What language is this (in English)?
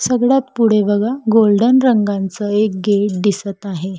Marathi